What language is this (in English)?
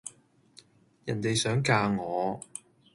Cantonese